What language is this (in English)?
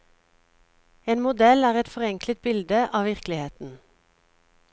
Norwegian